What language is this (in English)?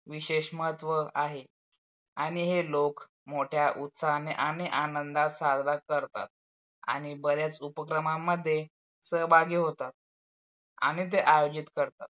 Marathi